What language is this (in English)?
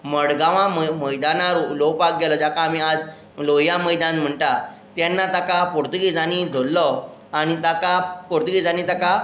Konkani